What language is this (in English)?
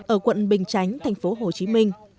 Vietnamese